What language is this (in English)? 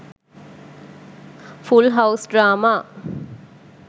Sinhala